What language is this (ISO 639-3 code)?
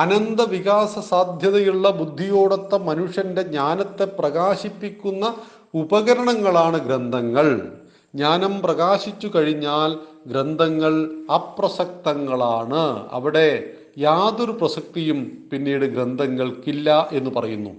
mal